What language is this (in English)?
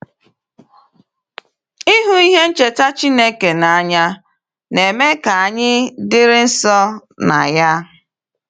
Igbo